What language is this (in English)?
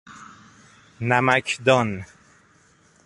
Persian